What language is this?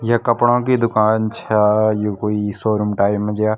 Garhwali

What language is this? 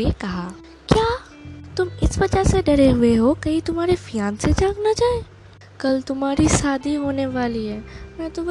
Hindi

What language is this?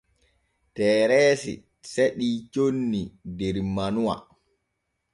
Borgu Fulfulde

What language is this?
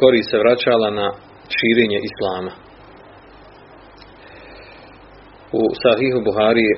Croatian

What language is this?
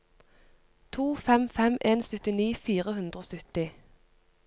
Norwegian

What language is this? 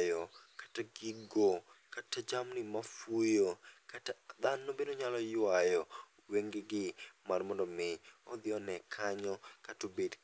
Luo (Kenya and Tanzania)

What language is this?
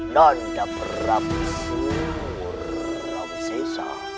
Indonesian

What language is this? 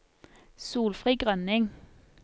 Norwegian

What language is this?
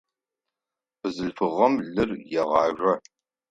Adyghe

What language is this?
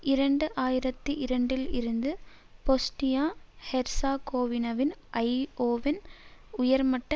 Tamil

